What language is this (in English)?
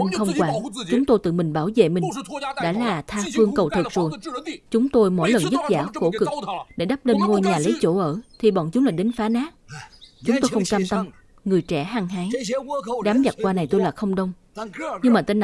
Vietnamese